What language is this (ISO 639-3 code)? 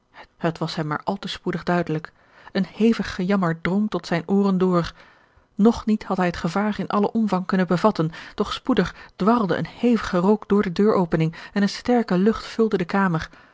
nld